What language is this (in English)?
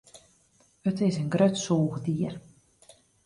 Western Frisian